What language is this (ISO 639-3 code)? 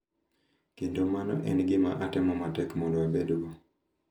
luo